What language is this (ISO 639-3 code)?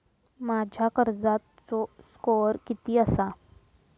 mar